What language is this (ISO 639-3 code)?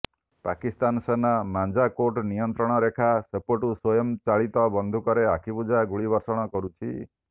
ori